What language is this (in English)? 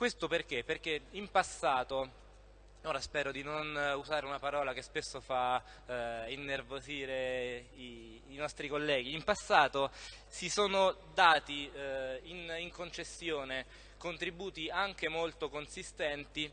Italian